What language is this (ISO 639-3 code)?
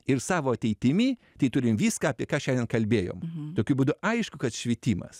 lit